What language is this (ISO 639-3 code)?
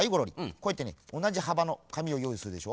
jpn